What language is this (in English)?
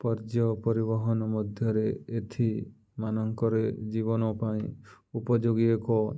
Odia